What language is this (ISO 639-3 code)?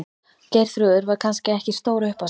isl